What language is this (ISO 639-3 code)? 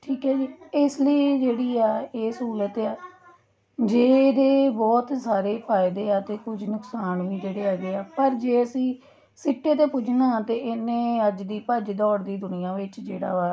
pan